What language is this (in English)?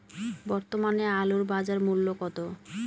Bangla